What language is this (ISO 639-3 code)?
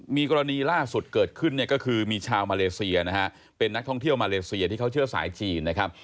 tha